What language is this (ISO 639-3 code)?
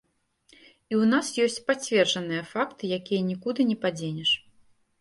bel